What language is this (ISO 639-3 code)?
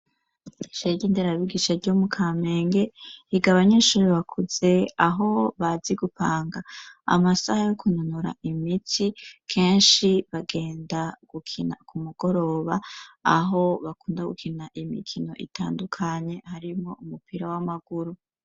run